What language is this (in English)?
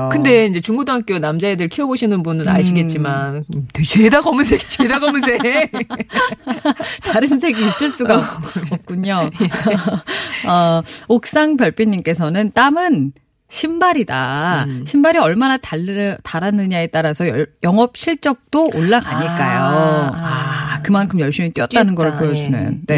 Korean